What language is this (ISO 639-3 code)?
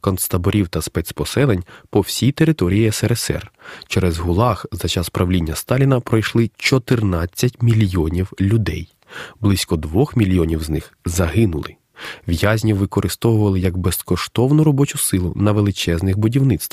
ukr